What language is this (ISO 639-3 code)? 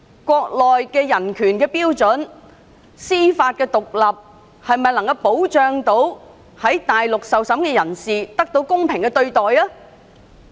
yue